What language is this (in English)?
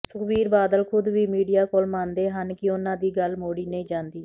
Punjabi